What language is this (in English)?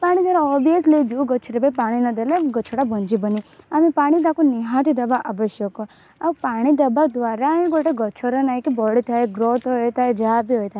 Odia